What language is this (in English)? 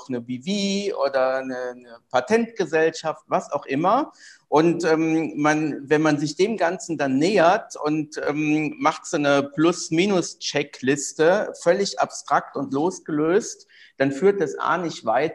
German